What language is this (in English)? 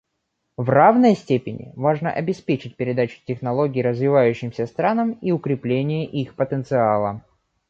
Russian